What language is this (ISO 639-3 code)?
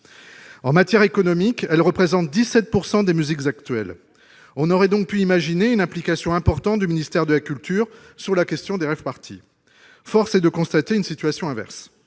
fra